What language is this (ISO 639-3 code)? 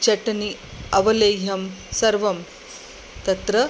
san